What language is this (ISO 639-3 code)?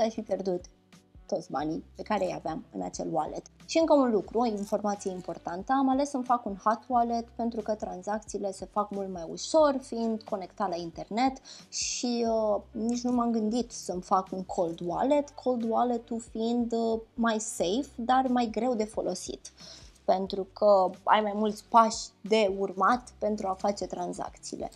ron